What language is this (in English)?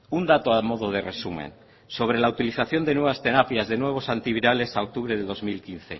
Spanish